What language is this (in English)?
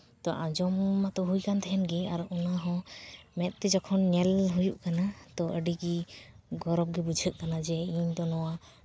Santali